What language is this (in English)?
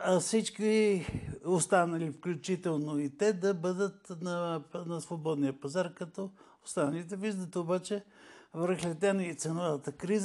Bulgarian